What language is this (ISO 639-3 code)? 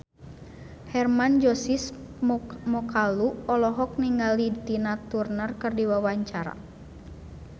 sun